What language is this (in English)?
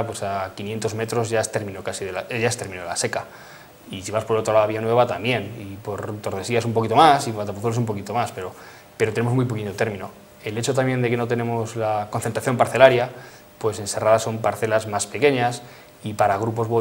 Spanish